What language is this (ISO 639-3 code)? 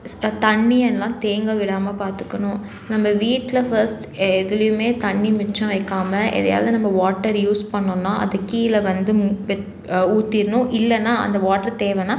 tam